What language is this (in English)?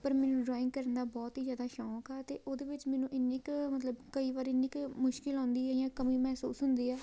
Punjabi